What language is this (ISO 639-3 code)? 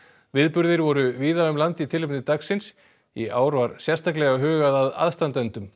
isl